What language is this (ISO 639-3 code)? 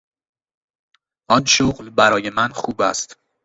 fas